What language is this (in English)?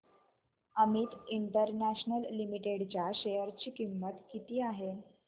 Marathi